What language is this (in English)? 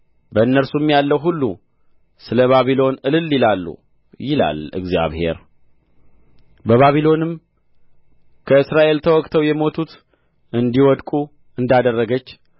Amharic